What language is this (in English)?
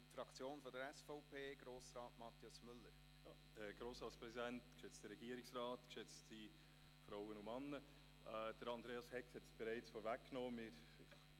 Swiss German